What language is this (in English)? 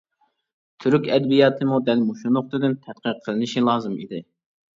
Uyghur